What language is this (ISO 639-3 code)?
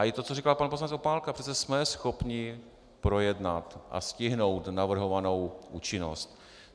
ces